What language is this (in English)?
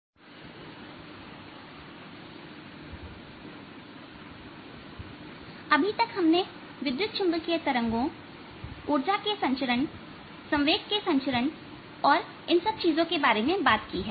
Hindi